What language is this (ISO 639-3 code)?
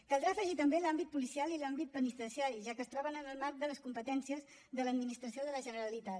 cat